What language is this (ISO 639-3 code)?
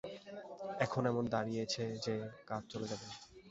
ben